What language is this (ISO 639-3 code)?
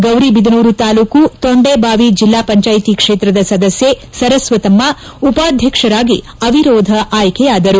kan